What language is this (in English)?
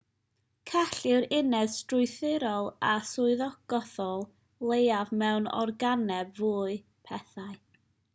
Welsh